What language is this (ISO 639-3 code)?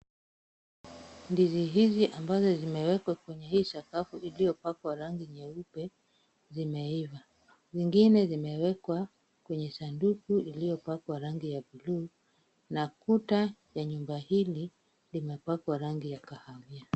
swa